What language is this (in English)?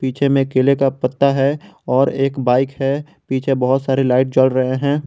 Hindi